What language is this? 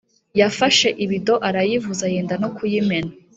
Kinyarwanda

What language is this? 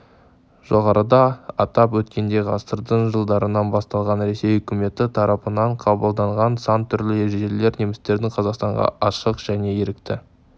Kazakh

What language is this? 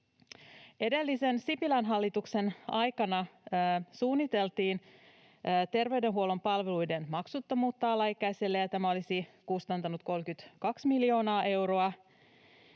Finnish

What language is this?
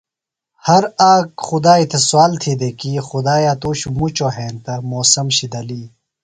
Phalura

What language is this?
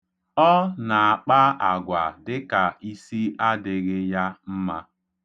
Igbo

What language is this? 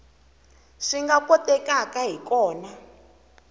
Tsonga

